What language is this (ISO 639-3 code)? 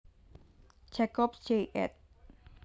jav